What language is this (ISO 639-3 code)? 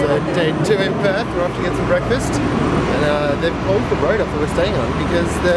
eng